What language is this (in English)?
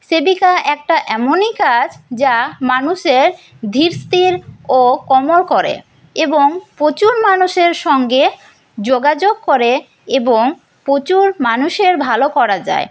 Bangla